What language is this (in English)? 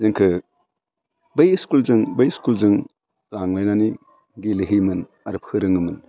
Bodo